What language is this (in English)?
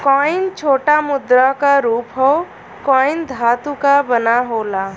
Bhojpuri